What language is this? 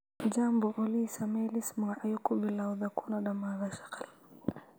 Somali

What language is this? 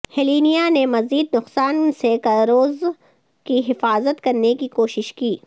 Urdu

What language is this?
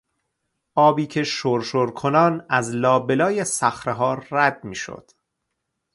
Persian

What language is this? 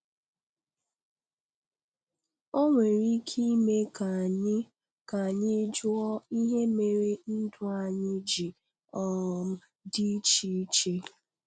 Igbo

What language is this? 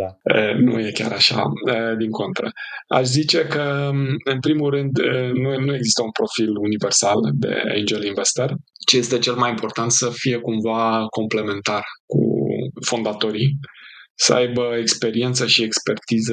Romanian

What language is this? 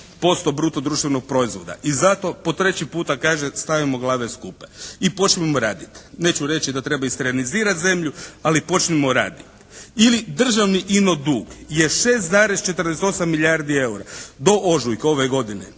Croatian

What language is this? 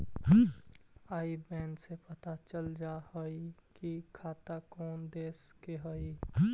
Magahi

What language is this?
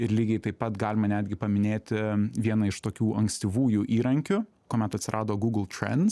Lithuanian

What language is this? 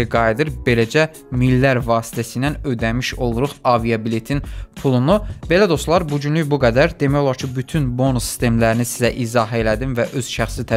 Turkish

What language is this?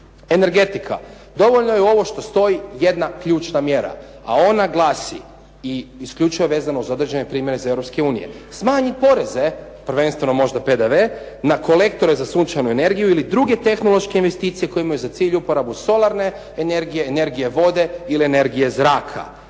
Croatian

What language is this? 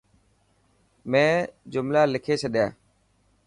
Dhatki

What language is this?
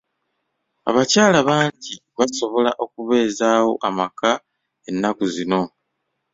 Ganda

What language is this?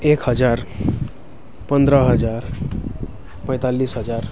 Nepali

